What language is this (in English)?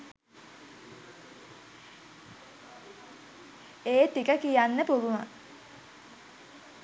Sinhala